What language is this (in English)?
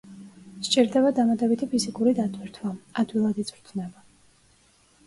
Georgian